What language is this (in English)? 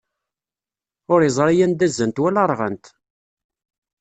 Kabyle